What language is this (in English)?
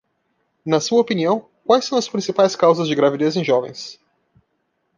Portuguese